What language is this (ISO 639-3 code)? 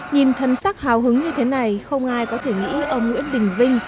vie